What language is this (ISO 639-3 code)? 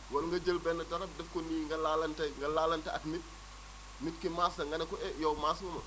wol